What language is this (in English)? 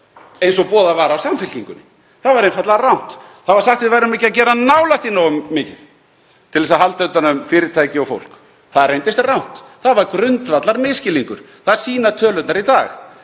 Icelandic